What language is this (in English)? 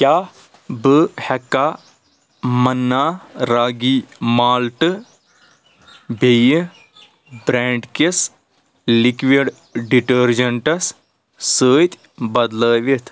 Kashmiri